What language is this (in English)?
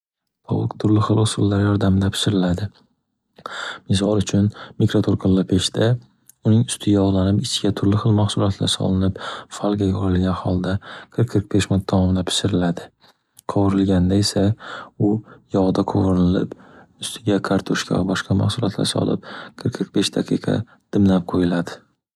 Uzbek